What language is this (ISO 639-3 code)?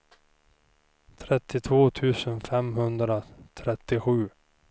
swe